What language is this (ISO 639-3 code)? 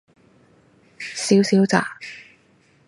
yue